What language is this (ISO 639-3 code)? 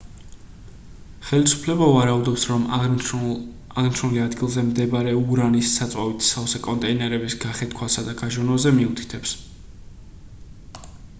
kat